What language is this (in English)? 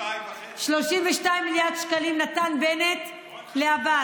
Hebrew